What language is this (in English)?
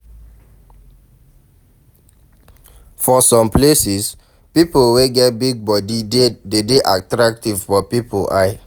Nigerian Pidgin